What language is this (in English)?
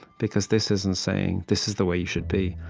English